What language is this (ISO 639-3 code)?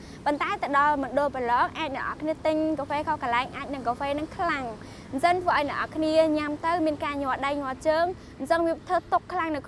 tha